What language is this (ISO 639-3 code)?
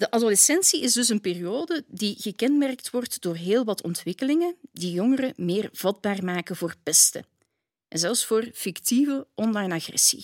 nld